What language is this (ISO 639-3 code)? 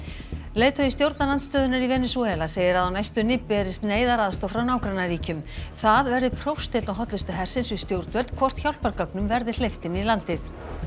isl